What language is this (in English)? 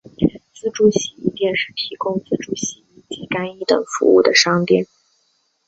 Chinese